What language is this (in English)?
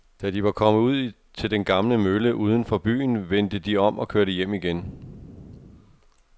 Danish